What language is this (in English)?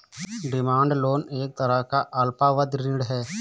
Hindi